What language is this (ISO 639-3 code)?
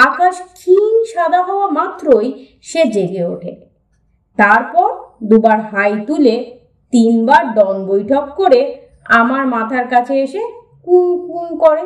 ben